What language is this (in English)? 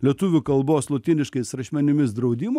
Lithuanian